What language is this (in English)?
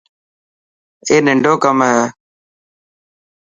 Dhatki